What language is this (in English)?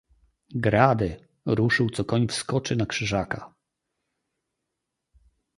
Polish